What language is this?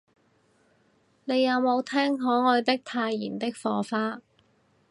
Cantonese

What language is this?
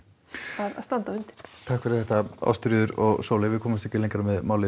Icelandic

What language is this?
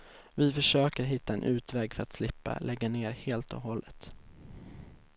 Swedish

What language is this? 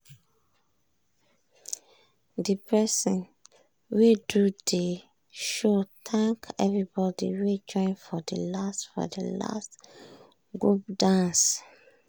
Nigerian Pidgin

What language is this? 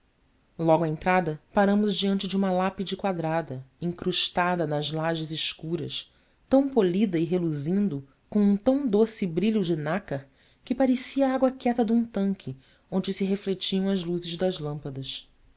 Portuguese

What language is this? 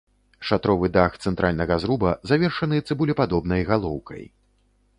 Belarusian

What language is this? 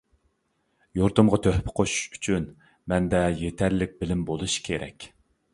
Uyghur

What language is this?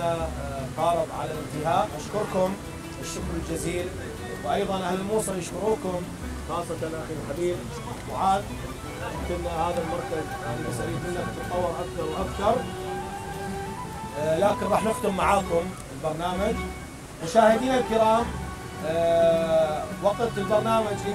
Arabic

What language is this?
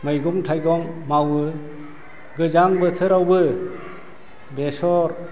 Bodo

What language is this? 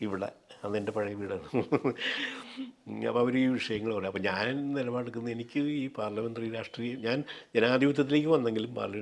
Malayalam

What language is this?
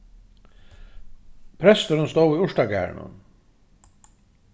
Faroese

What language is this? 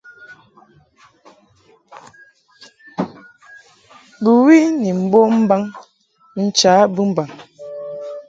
Mungaka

